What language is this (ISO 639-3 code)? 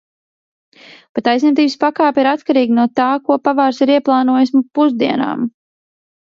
lav